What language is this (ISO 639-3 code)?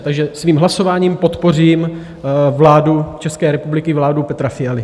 ces